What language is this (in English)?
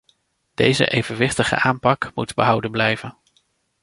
Dutch